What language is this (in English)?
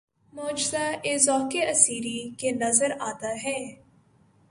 Urdu